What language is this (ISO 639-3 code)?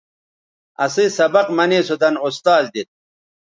btv